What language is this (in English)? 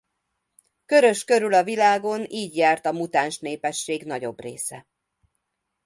Hungarian